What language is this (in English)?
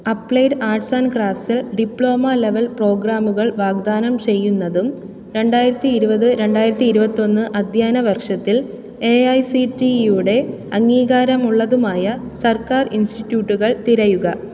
Malayalam